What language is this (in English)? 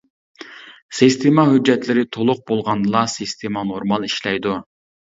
Uyghur